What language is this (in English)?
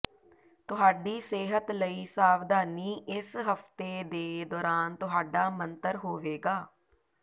Punjabi